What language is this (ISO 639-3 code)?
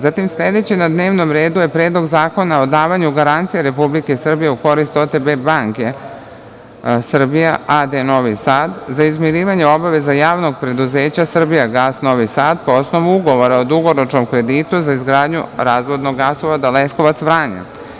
srp